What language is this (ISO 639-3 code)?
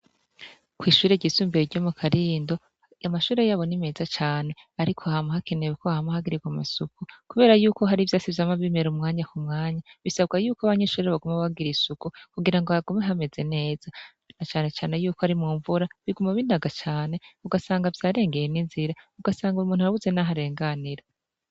run